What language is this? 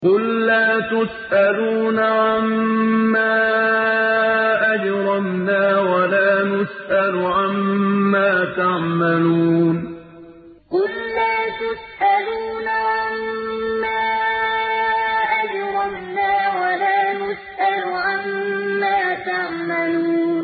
Arabic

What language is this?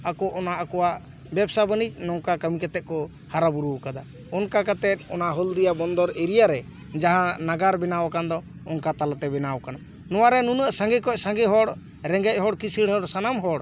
Santali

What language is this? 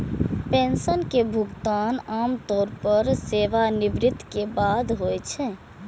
Maithili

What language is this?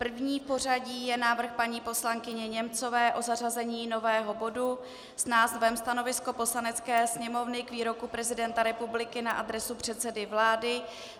Czech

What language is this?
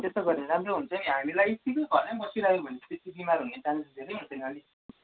Nepali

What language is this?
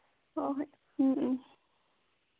Manipuri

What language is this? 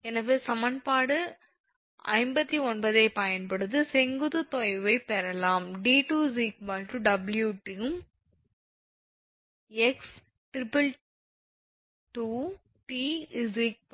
Tamil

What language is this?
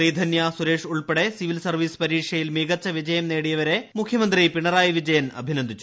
Malayalam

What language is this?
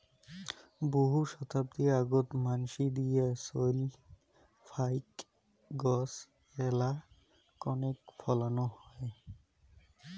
Bangla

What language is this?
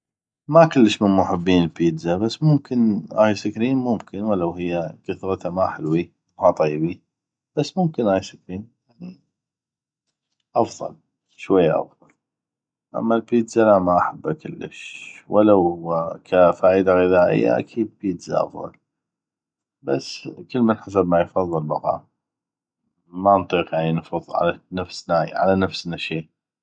North Mesopotamian Arabic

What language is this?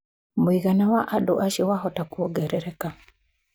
Kikuyu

